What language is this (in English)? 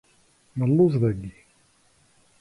Kabyle